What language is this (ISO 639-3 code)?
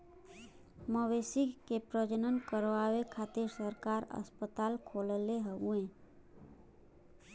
bho